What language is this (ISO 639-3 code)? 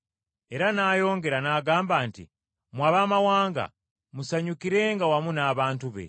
lug